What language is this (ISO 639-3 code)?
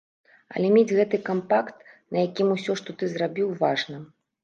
bel